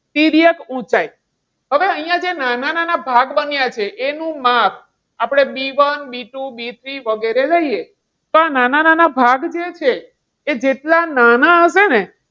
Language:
Gujarati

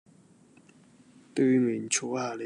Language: Cantonese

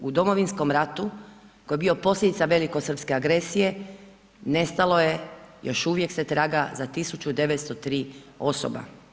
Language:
Croatian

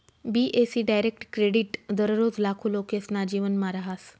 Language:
Marathi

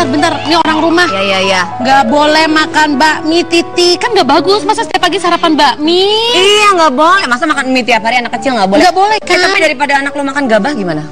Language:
Indonesian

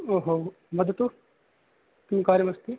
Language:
Sanskrit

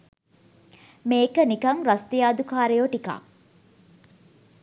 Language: Sinhala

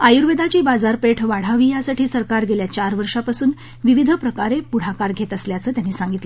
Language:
Marathi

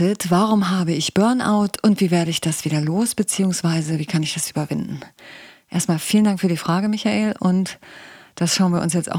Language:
German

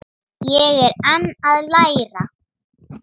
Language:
Icelandic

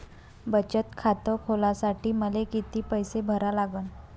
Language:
Marathi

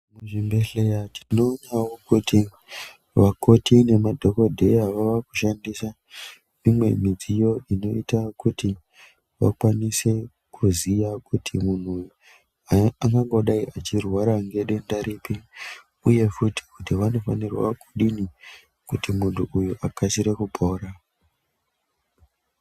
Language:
Ndau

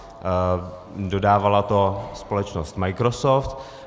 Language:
Czech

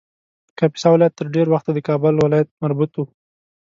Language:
Pashto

